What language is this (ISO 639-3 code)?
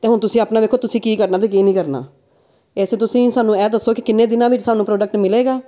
pan